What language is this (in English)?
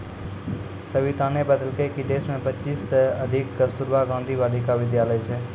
Maithili